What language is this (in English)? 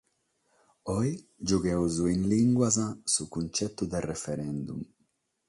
Sardinian